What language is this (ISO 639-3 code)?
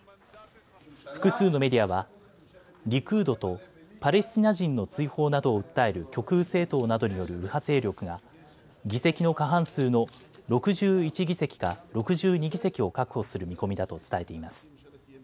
jpn